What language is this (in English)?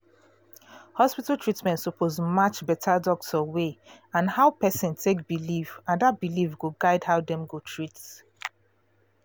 Nigerian Pidgin